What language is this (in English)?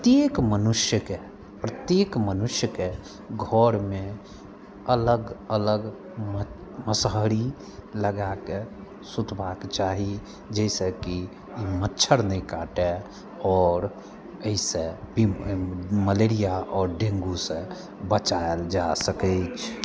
Maithili